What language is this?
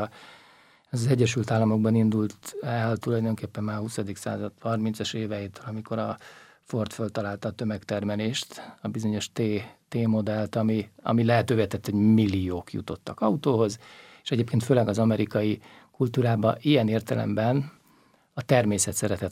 Hungarian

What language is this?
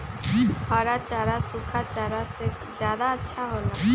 Magahi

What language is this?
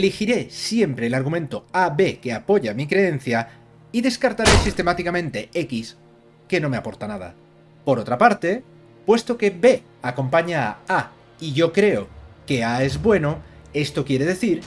Spanish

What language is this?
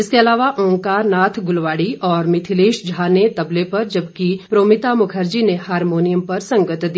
Hindi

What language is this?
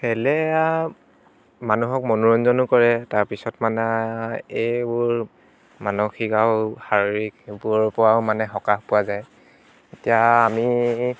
Assamese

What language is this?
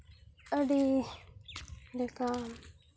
Santali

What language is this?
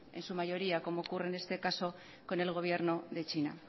Spanish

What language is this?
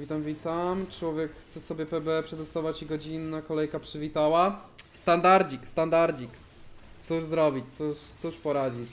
Polish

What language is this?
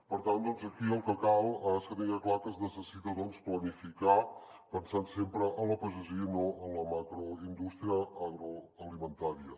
Catalan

